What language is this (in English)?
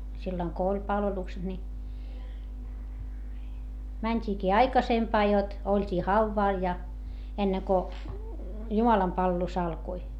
Finnish